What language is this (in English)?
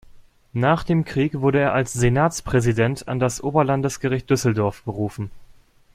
German